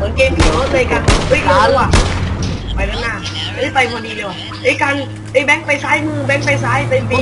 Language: Thai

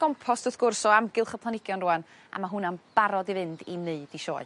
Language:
Welsh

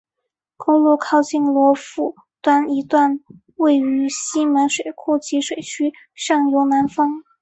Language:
Chinese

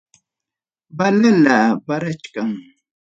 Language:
Ayacucho Quechua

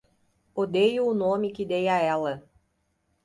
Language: Portuguese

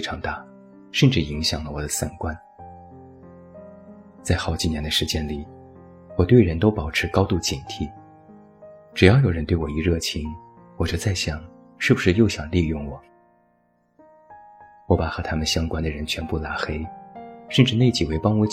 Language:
Chinese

